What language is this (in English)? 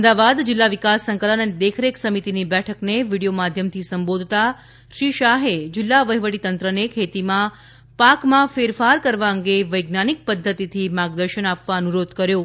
Gujarati